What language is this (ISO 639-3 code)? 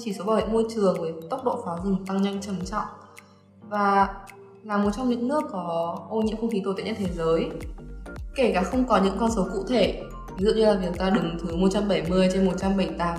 vie